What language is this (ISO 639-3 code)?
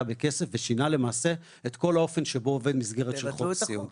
heb